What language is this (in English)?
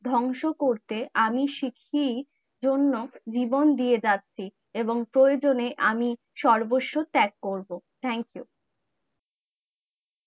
Bangla